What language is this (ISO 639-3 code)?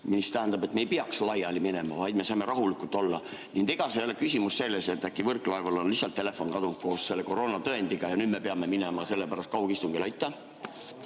est